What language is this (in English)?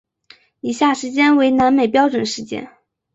Chinese